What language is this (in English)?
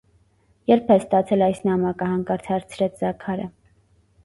Armenian